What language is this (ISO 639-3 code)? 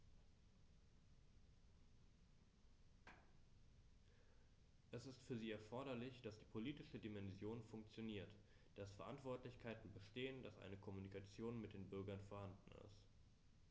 deu